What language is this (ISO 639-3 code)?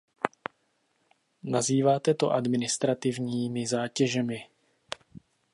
ces